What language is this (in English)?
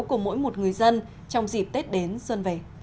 Vietnamese